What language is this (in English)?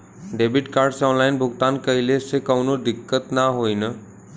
Bhojpuri